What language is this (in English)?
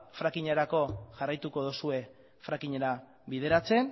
Basque